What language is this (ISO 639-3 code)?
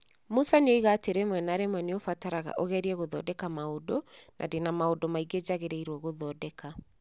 kik